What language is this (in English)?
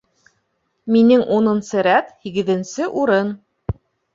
Bashkir